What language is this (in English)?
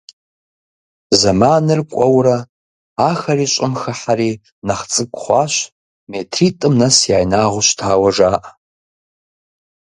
Kabardian